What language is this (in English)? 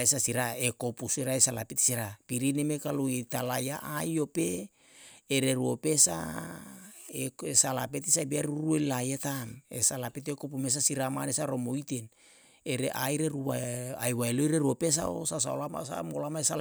Yalahatan